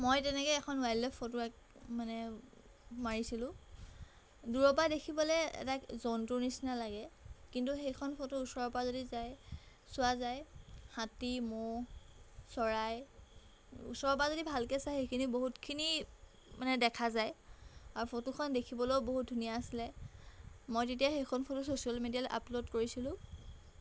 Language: Assamese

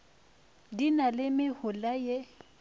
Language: Northern Sotho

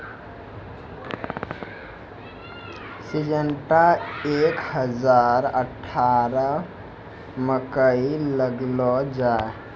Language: Maithili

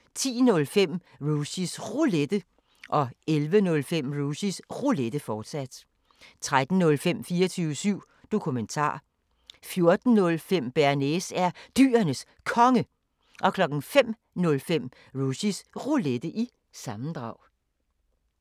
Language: Danish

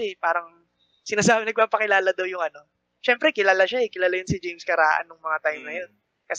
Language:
Filipino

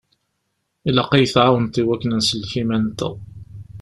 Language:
Kabyle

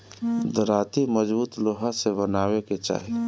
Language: Bhojpuri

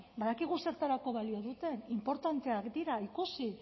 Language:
Basque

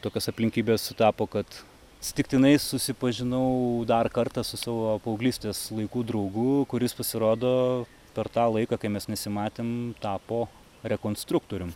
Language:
Lithuanian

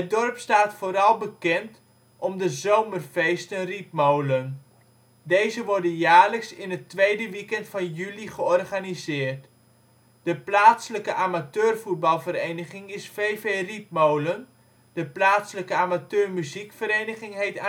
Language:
Dutch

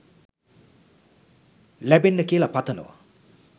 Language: Sinhala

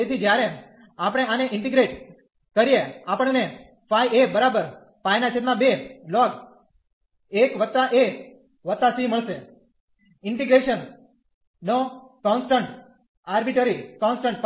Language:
Gujarati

